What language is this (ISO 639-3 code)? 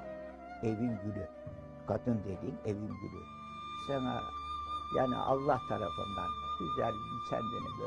tur